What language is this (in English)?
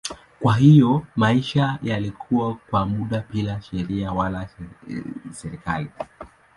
Swahili